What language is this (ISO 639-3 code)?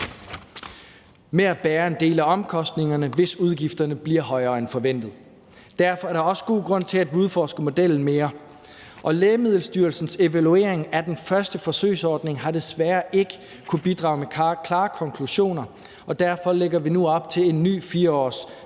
dan